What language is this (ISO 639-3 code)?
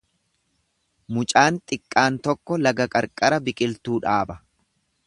orm